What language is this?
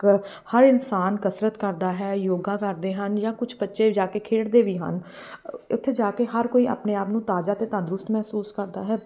Punjabi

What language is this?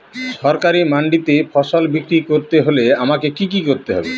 Bangla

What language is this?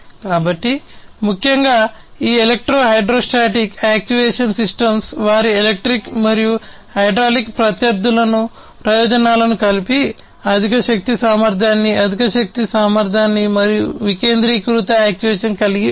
Telugu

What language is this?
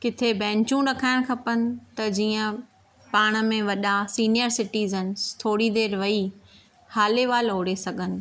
Sindhi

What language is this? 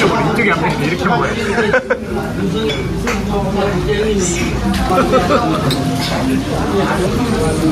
Korean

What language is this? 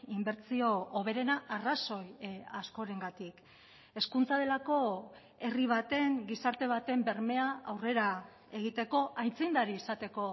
Basque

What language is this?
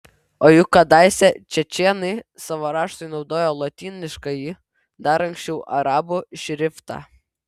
Lithuanian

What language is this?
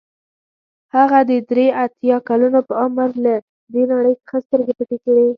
Pashto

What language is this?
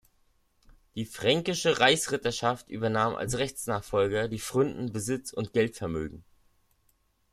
German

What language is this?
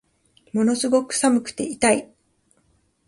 Japanese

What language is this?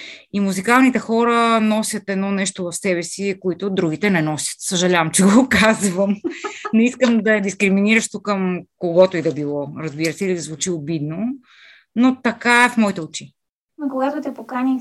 Bulgarian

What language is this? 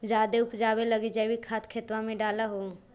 Magahi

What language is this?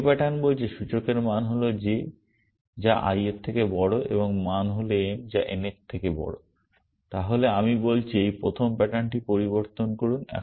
Bangla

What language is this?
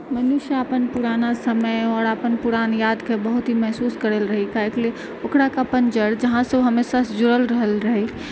Maithili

